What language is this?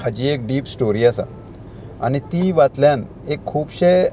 Konkani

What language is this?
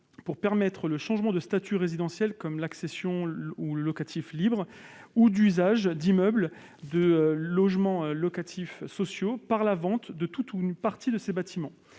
French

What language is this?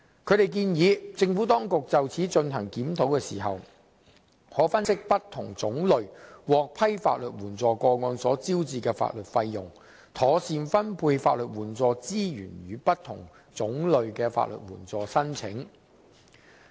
Cantonese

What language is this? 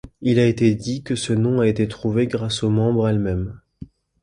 French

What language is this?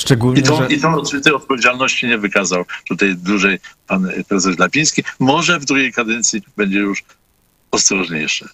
Polish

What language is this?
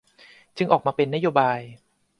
Thai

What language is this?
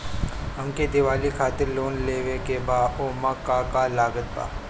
Bhojpuri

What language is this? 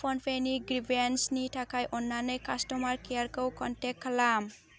Bodo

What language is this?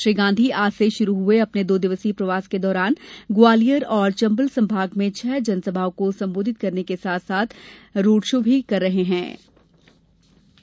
Hindi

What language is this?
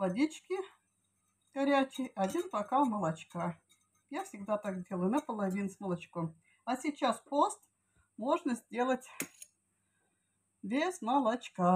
Russian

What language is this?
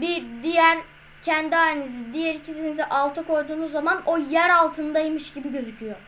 Turkish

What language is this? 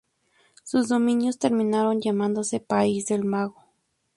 Spanish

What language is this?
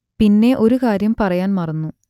Malayalam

